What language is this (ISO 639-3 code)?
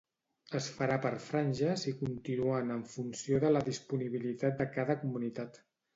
cat